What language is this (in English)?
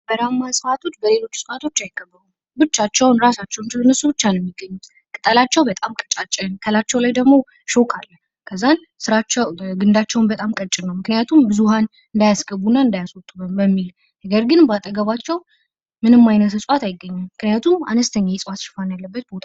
Amharic